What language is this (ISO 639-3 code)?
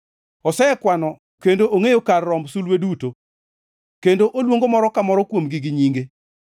luo